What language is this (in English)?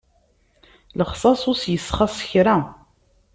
Kabyle